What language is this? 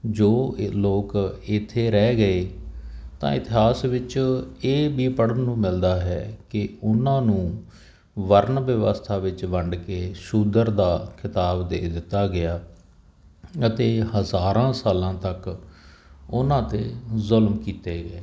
Punjabi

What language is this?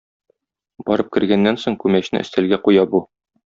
Tatar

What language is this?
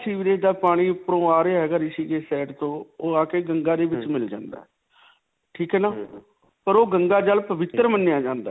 Punjabi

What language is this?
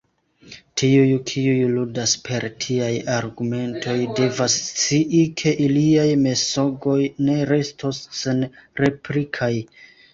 Esperanto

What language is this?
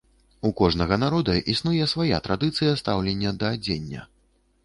Belarusian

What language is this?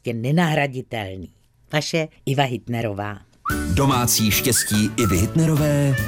Czech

